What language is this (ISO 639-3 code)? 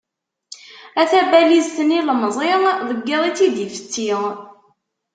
kab